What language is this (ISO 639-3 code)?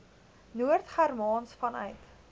afr